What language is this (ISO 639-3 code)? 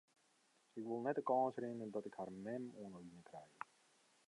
fry